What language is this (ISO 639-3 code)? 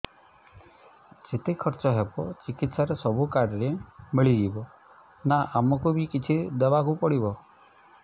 ori